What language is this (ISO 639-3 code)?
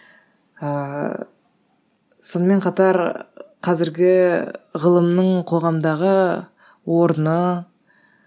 kaz